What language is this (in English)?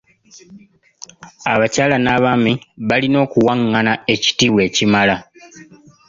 Ganda